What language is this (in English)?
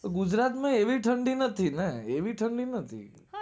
Gujarati